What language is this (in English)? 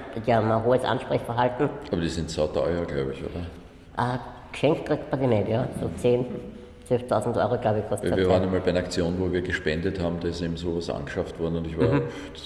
German